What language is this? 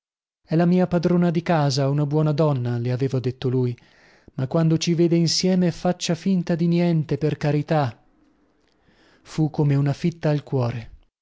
Italian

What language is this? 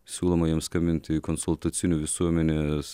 Lithuanian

